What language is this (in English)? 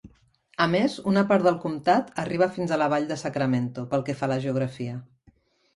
Catalan